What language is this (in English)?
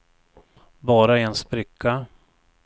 Swedish